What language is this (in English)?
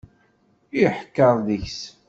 Kabyle